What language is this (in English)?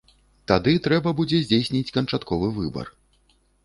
Belarusian